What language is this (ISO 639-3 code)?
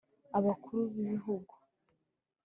kin